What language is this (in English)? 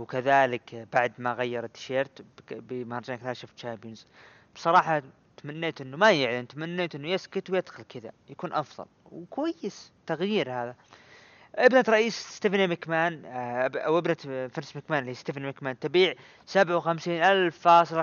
Arabic